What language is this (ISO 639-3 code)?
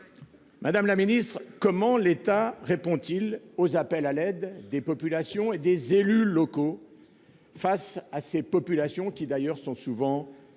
fra